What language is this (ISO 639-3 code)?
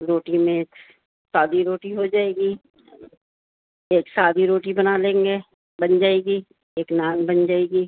urd